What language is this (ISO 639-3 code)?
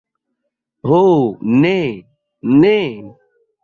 epo